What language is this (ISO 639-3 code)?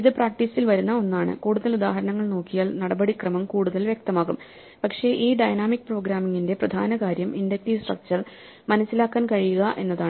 mal